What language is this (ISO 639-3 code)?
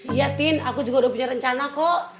ind